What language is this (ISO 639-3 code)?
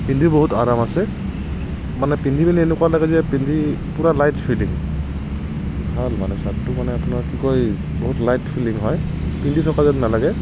asm